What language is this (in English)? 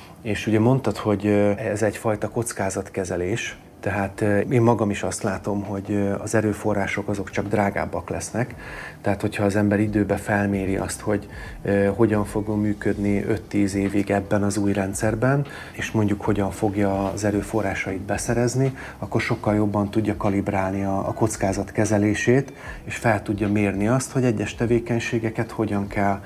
Hungarian